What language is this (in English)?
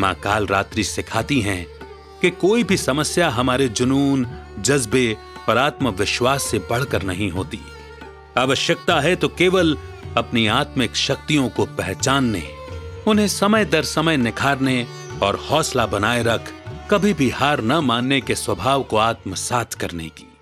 Hindi